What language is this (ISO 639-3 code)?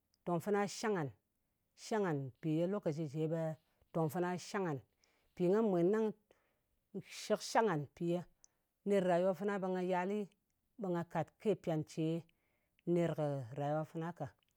anc